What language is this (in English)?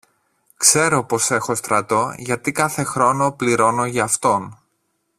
Greek